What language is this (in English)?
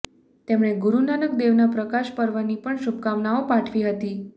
Gujarati